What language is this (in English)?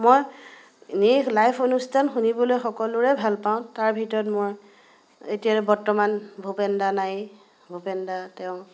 Assamese